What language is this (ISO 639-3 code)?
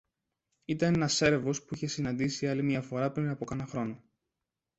ell